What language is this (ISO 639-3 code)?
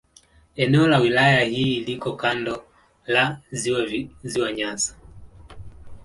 swa